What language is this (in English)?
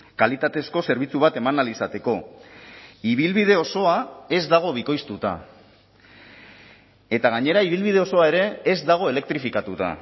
Basque